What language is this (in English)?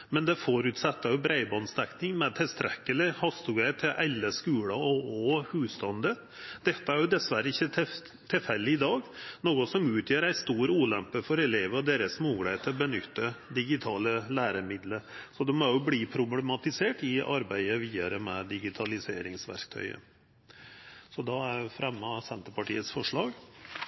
Norwegian Nynorsk